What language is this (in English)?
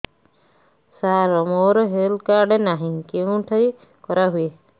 Odia